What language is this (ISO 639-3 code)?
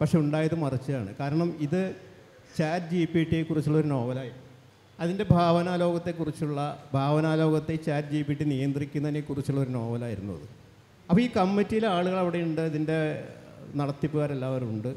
mal